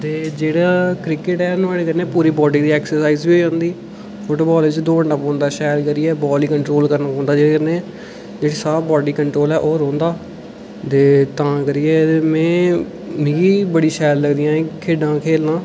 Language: Dogri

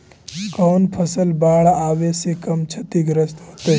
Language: Magahi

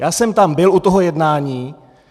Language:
Czech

